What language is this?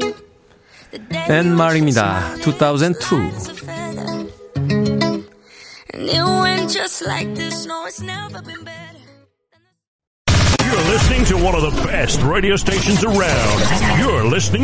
Korean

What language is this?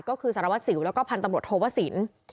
Thai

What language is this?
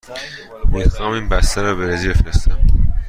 Persian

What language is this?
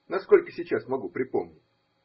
Russian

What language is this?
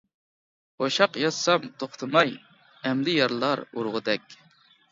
Uyghur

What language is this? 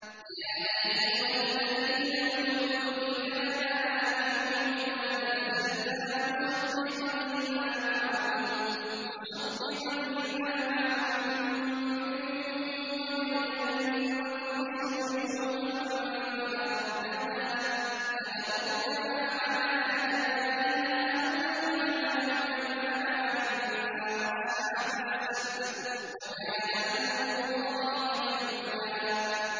Arabic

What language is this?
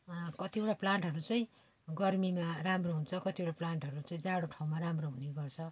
Nepali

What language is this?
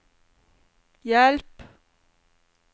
Norwegian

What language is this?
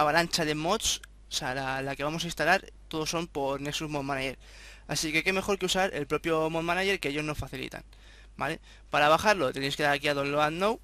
Spanish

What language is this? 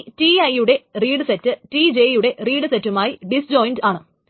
Malayalam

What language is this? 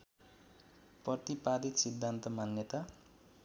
Nepali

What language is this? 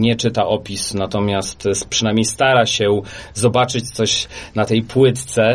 Polish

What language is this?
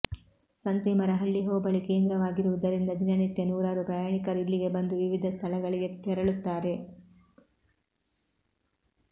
Kannada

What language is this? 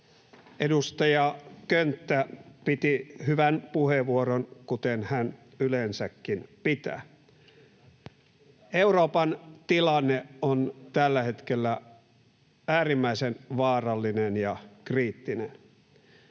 Finnish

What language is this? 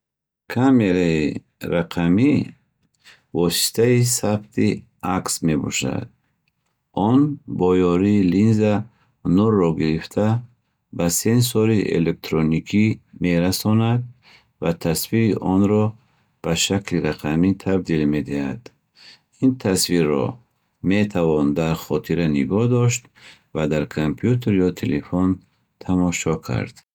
Bukharic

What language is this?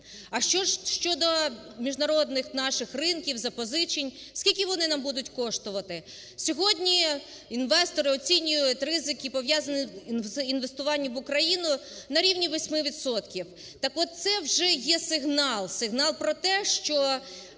Ukrainian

